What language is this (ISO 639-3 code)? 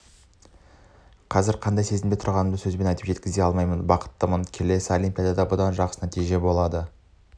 kaz